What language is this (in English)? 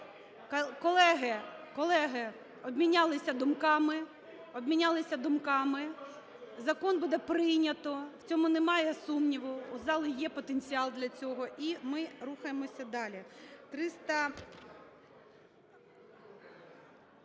Ukrainian